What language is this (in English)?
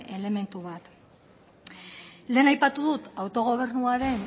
Basque